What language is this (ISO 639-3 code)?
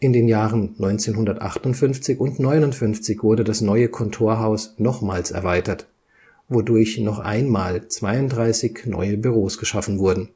deu